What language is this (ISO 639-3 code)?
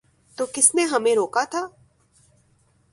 urd